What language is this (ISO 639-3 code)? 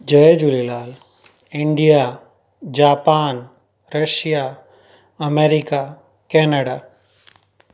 snd